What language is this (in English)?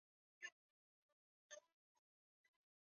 Swahili